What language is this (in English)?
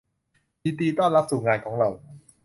Thai